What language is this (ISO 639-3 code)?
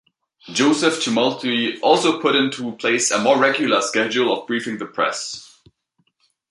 eng